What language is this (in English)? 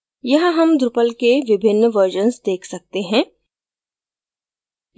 Hindi